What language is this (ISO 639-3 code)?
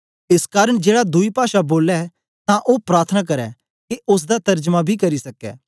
doi